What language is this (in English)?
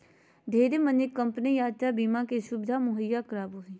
Magahi